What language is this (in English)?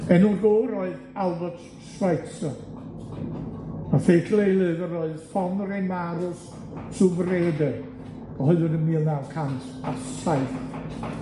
Welsh